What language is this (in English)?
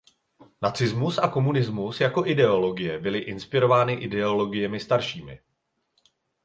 Czech